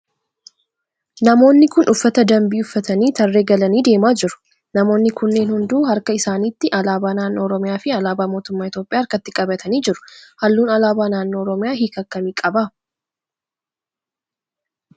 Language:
Oromo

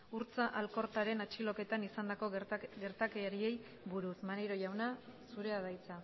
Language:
Basque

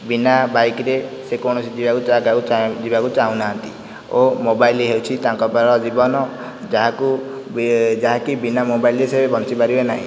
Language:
Odia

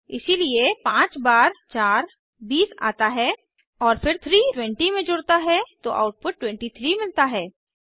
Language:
Hindi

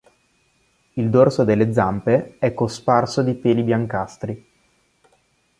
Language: Italian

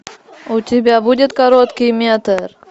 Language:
Russian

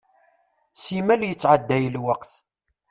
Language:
Kabyle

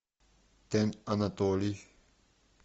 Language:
Russian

